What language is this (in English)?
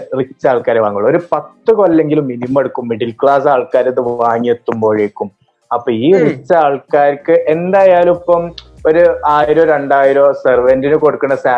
Malayalam